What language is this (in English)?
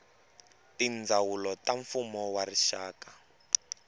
Tsonga